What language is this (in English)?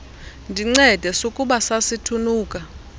Xhosa